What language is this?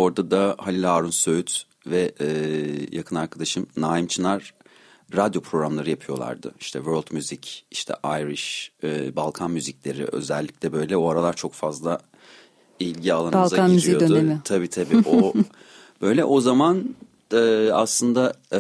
Turkish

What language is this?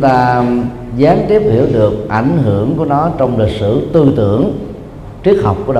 Vietnamese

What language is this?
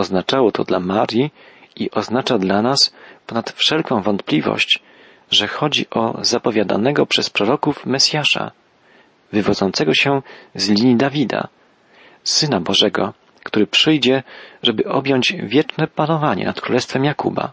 Polish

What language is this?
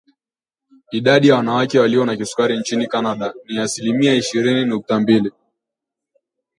Swahili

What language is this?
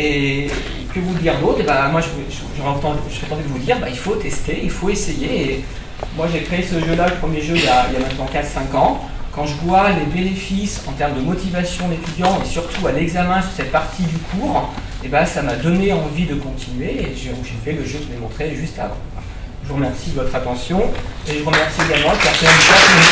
French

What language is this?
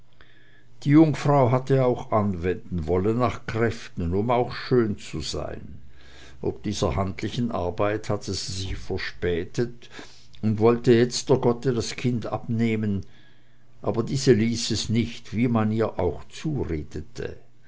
German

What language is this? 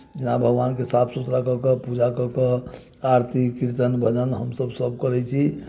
Maithili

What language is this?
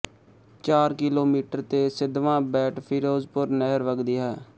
Punjabi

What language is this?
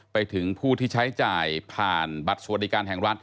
Thai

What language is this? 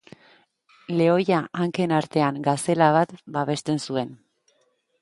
Basque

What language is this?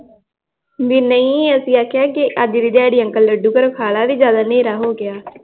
Punjabi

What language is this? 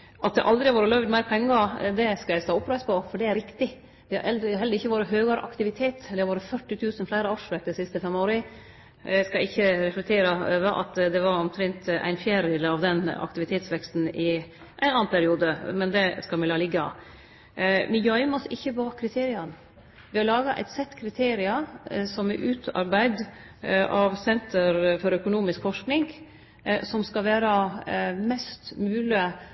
Norwegian Nynorsk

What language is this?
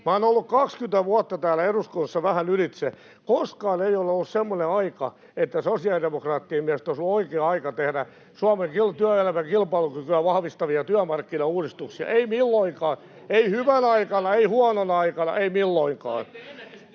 Finnish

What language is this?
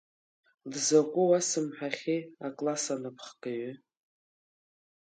Abkhazian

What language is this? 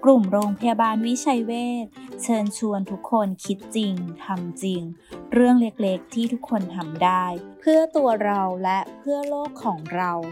Thai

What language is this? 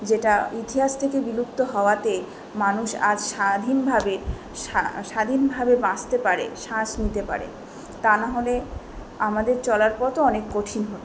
Bangla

